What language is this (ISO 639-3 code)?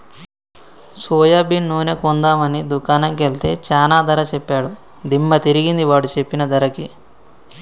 tel